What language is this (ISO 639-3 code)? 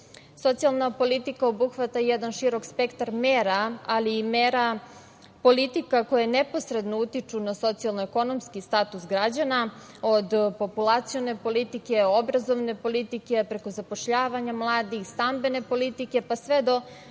srp